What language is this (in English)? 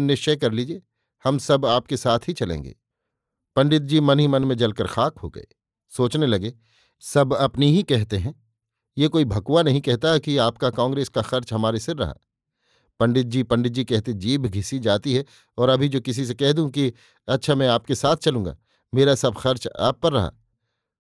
Hindi